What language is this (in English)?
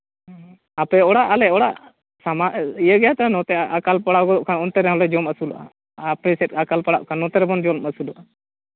Santali